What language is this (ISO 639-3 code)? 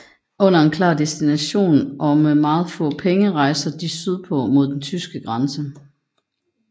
dan